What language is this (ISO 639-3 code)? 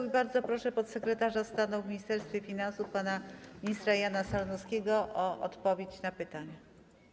pol